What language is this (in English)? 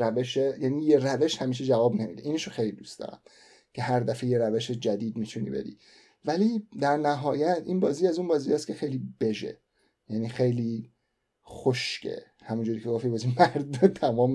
Persian